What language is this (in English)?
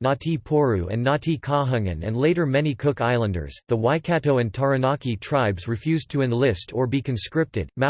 English